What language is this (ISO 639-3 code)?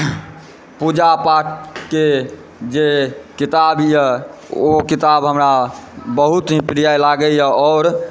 mai